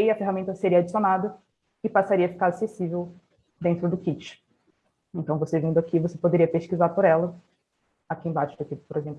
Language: Portuguese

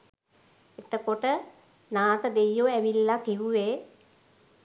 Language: Sinhala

